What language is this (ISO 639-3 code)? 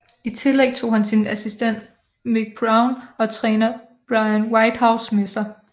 dan